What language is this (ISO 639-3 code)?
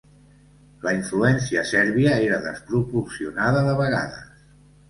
cat